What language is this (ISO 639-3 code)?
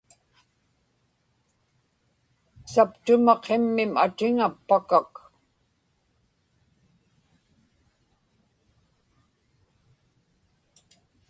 ipk